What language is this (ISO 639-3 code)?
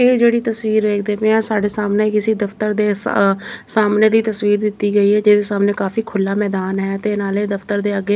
pan